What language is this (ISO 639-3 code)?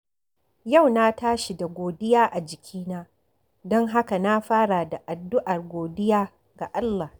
hau